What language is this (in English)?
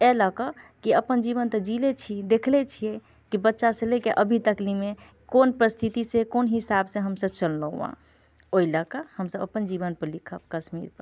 Maithili